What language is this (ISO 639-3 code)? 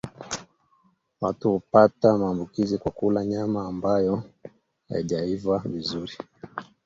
swa